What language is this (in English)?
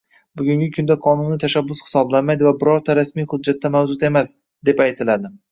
Uzbek